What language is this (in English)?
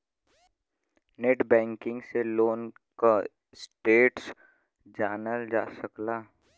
Bhojpuri